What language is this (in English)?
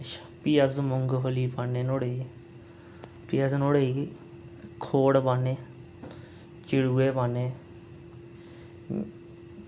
Dogri